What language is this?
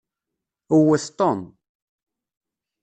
Kabyle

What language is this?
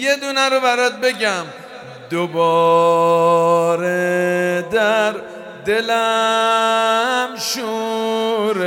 Persian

